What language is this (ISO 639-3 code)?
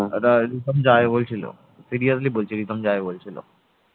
ben